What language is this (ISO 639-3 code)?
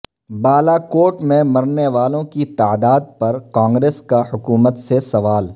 urd